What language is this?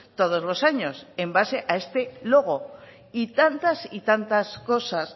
Spanish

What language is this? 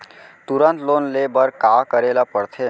Chhattisgarhi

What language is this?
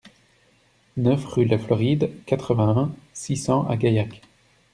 French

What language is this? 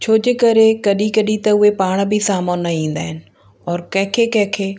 Sindhi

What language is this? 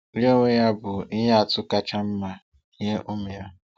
Igbo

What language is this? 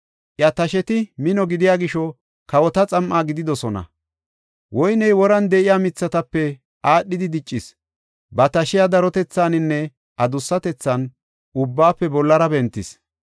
Gofa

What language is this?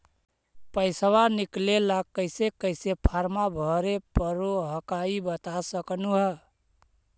Magahi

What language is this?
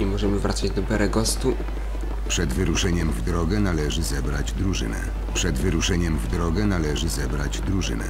Polish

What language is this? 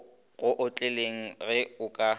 Northern Sotho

